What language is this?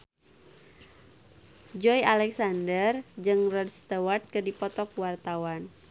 Sundanese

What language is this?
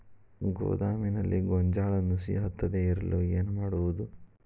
Kannada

